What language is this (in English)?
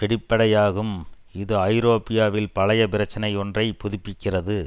Tamil